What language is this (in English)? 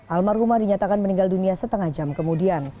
Indonesian